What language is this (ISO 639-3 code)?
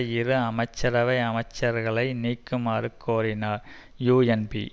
tam